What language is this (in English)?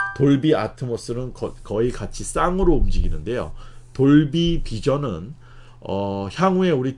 Korean